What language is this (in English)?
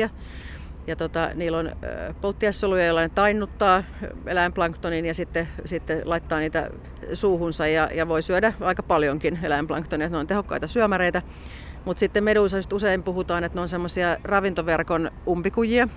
Finnish